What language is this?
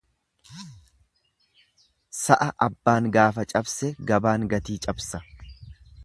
Oromo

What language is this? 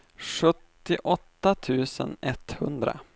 Swedish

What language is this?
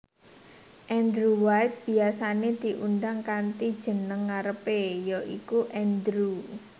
Javanese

